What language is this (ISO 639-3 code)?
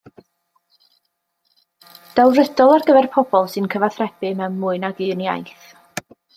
cym